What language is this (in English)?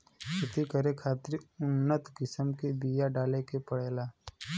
Bhojpuri